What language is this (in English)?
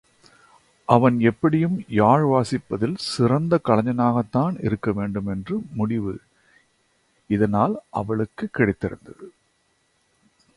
Tamil